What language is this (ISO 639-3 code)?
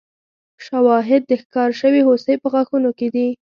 pus